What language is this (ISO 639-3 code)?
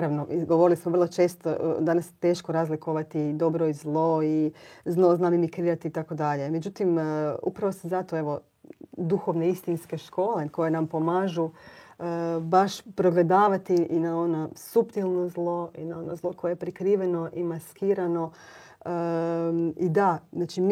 hrv